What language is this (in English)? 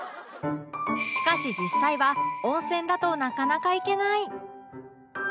Japanese